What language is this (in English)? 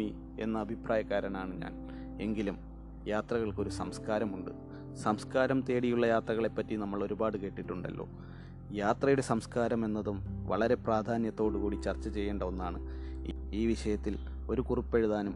Malayalam